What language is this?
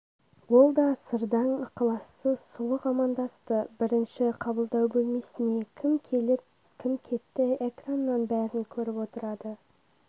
Kazakh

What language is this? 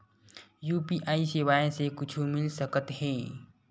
Chhattisgarhi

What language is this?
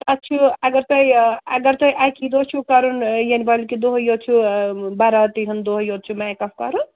Kashmiri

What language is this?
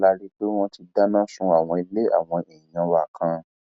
Yoruba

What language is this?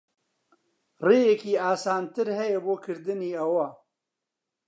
Central Kurdish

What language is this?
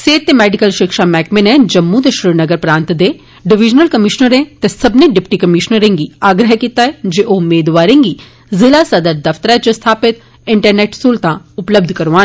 Dogri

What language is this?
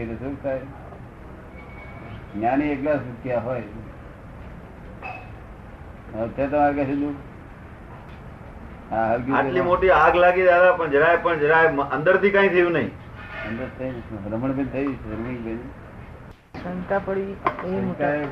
Gujarati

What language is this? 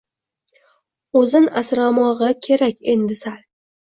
Uzbek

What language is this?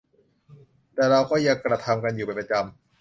Thai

